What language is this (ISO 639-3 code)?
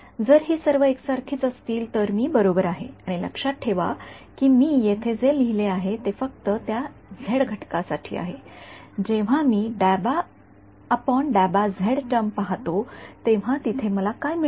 mar